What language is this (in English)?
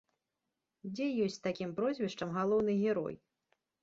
Belarusian